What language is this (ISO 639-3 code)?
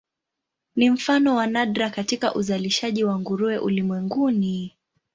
swa